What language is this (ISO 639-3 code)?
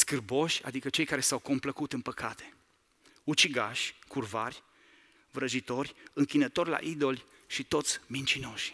ron